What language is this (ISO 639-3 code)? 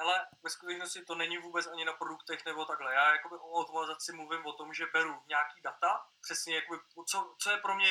ces